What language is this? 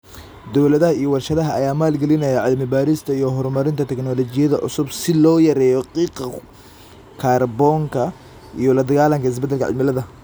Somali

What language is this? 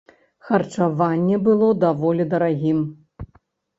Belarusian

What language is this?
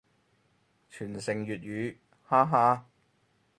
Cantonese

